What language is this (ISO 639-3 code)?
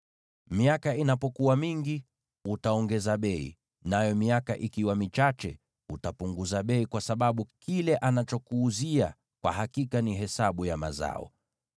swa